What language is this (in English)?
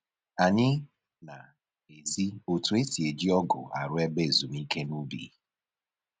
Igbo